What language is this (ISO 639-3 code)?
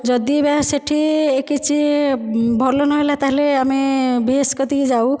ori